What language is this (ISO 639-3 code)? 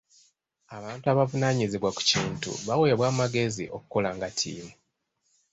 lug